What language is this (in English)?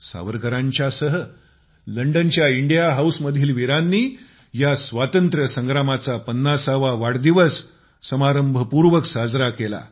Marathi